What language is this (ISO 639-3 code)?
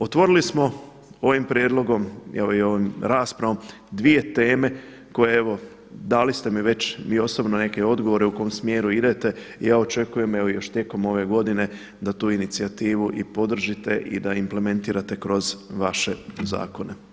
hrv